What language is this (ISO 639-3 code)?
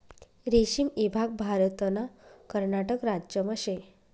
mar